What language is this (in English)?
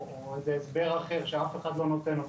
Hebrew